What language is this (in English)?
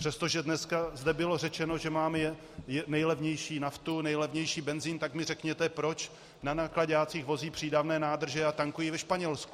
Czech